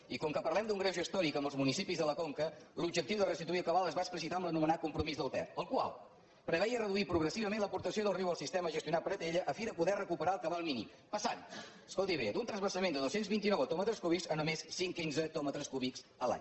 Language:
Catalan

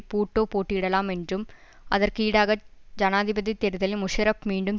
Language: Tamil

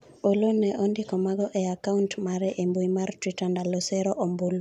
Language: Luo (Kenya and Tanzania)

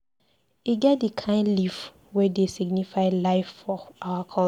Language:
Nigerian Pidgin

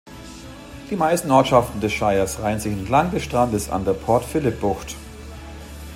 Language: German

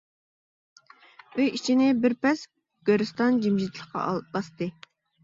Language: Uyghur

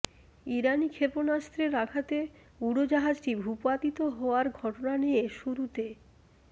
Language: Bangla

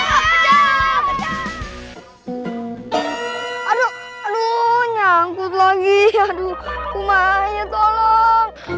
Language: Indonesian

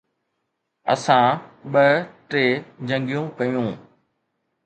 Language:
Sindhi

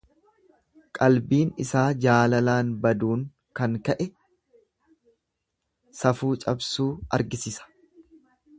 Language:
Oromo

